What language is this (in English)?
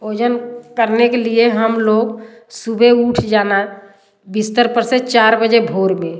Hindi